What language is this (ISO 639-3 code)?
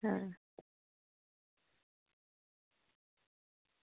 doi